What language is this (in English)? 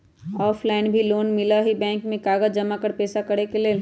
Magahi